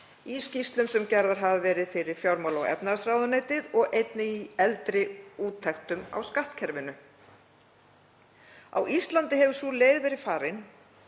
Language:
Icelandic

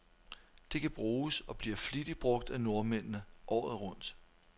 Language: Danish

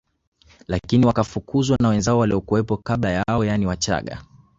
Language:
Swahili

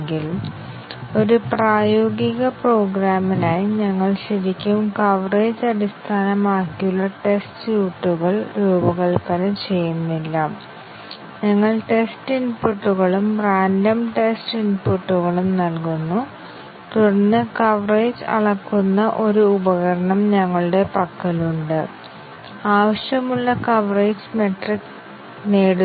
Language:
Malayalam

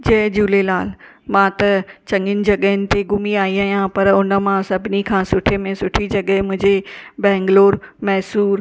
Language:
Sindhi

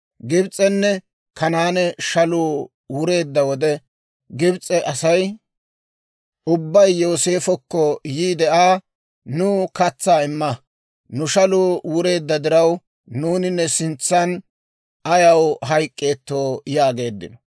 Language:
Dawro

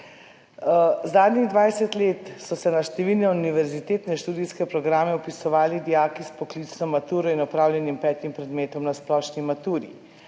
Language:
Slovenian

